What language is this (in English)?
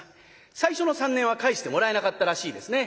Japanese